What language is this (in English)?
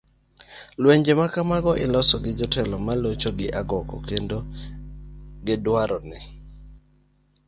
Luo (Kenya and Tanzania)